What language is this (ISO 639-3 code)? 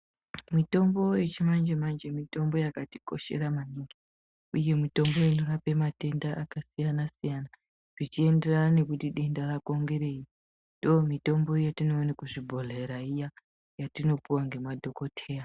ndc